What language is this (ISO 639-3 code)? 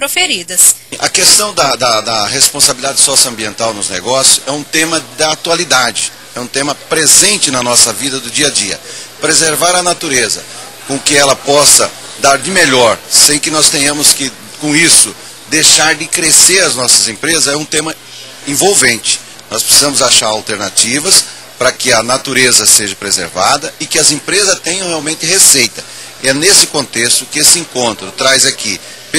por